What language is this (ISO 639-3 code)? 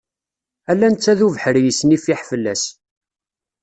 kab